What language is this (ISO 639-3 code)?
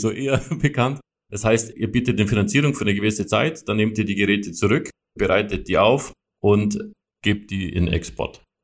deu